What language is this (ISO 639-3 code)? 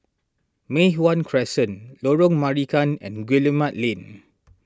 eng